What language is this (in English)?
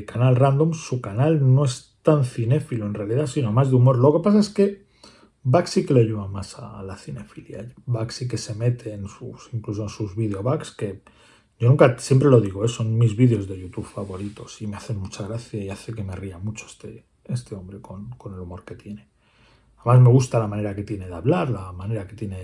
Spanish